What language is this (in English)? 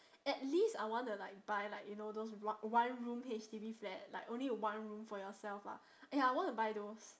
English